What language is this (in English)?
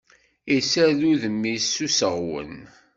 Kabyle